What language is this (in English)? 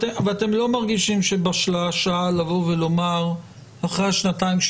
Hebrew